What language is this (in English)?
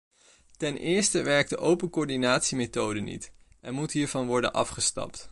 Dutch